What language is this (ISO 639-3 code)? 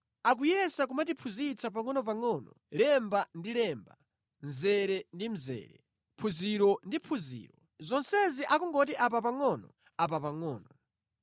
nya